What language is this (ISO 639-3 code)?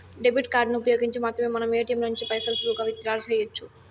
tel